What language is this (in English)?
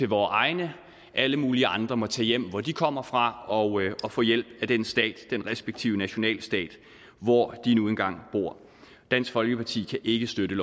Danish